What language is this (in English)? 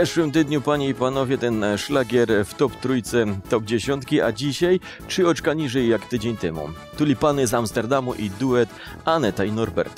Polish